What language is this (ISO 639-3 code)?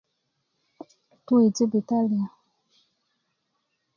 ukv